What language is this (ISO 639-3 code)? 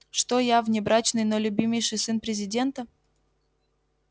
rus